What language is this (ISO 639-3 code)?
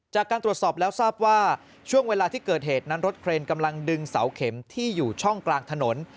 tha